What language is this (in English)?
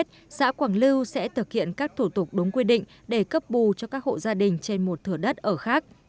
Vietnamese